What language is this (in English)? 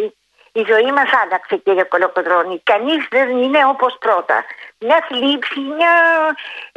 Greek